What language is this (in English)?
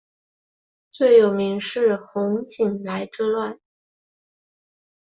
Chinese